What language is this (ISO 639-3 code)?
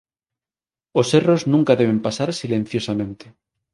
glg